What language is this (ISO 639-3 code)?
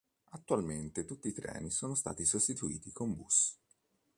ita